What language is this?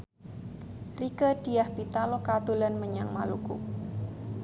Javanese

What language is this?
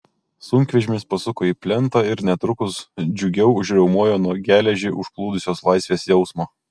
Lithuanian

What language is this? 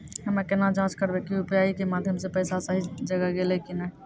Maithili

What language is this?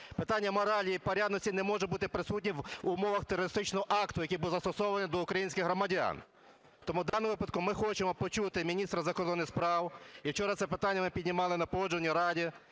Ukrainian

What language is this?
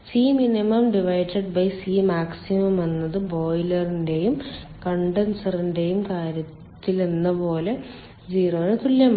Malayalam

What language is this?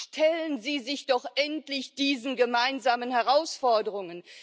German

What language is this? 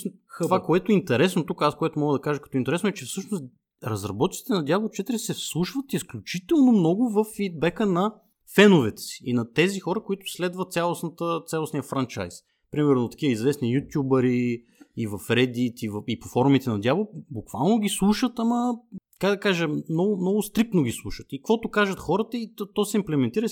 Bulgarian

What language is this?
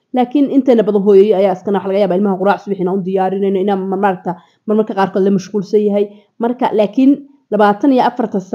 Arabic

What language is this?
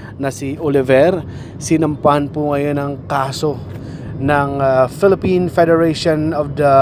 Filipino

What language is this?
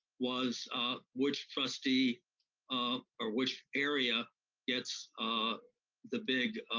English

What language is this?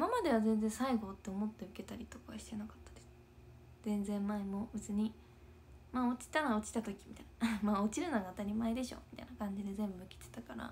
Japanese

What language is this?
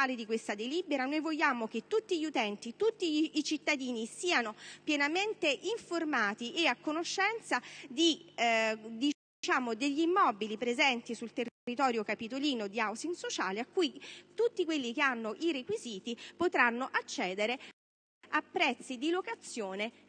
Italian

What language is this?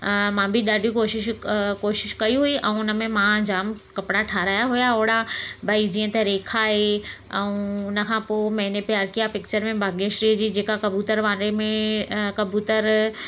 Sindhi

